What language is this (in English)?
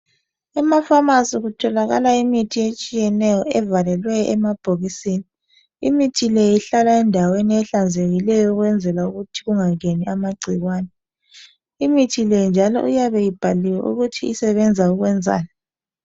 North Ndebele